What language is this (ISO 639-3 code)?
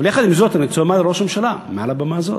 heb